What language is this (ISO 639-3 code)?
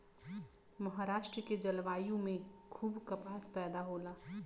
bho